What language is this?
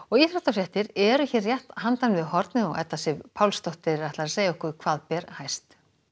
Icelandic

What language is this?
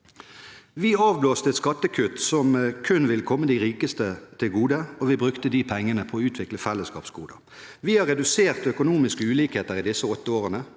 Norwegian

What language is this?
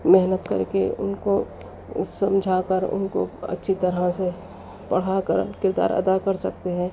Urdu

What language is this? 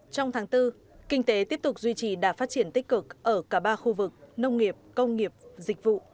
Vietnamese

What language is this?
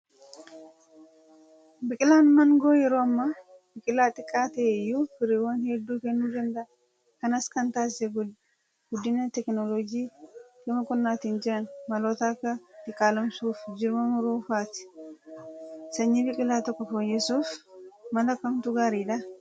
Oromo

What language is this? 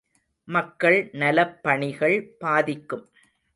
Tamil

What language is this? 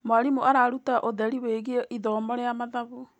Kikuyu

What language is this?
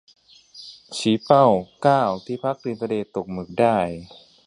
Thai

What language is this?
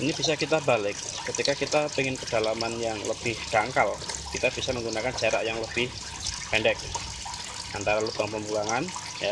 Indonesian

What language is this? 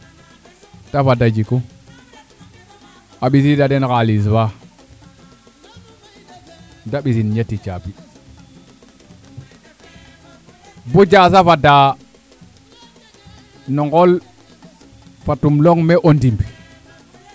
Serer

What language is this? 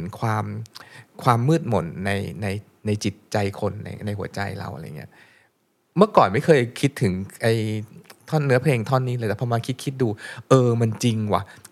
Thai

